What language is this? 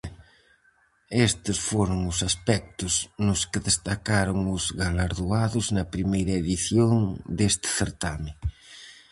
Galician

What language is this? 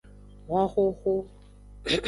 Aja (Benin)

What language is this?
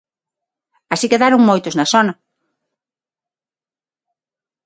Galician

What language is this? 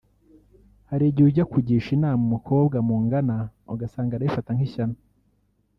Kinyarwanda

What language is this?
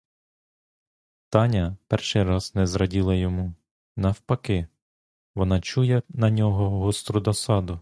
Ukrainian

